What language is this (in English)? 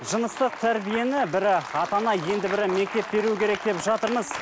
Kazakh